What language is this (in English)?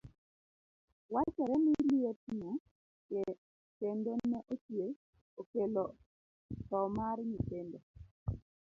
Luo (Kenya and Tanzania)